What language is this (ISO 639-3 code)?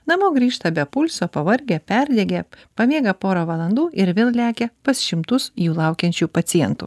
lit